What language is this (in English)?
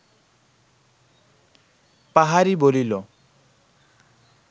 Bangla